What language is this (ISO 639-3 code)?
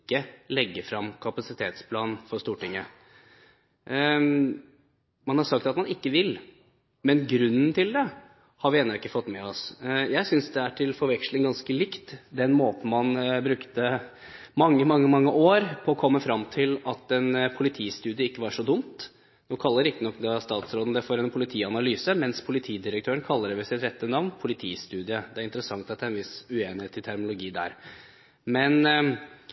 nob